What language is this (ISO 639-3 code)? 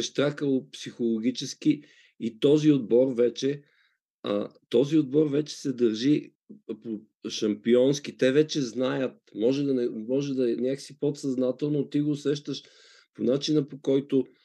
bul